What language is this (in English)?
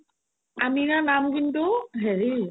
Assamese